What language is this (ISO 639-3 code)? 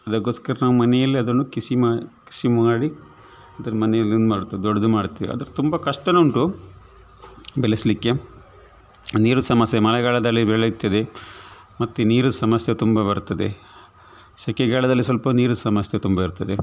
kan